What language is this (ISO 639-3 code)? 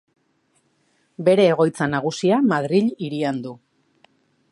eus